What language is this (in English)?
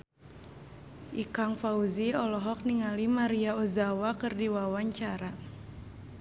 Sundanese